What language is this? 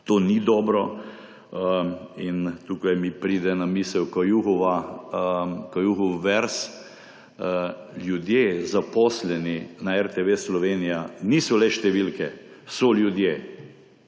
Slovenian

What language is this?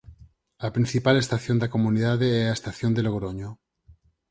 Galician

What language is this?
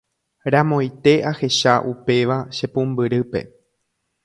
Guarani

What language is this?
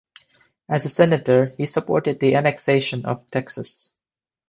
English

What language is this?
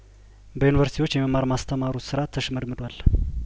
Amharic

